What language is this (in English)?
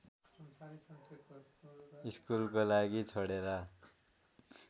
Nepali